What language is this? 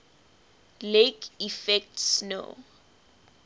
English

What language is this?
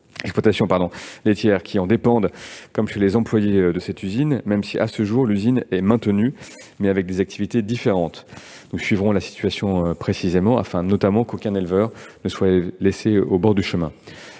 French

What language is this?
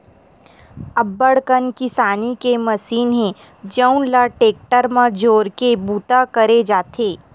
Chhattisgarhi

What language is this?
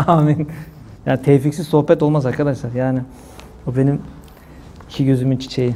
Turkish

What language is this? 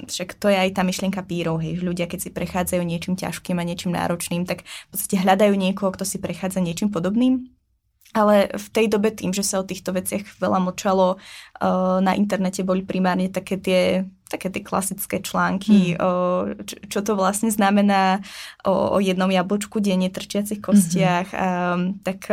Czech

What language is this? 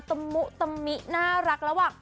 Thai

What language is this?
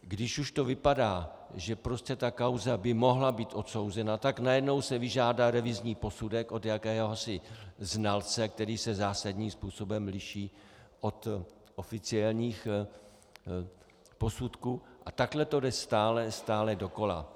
Czech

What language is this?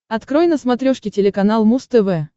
Russian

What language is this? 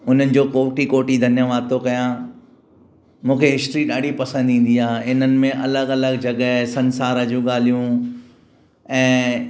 Sindhi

